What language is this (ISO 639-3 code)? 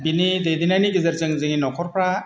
brx